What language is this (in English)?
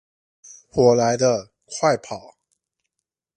Chinese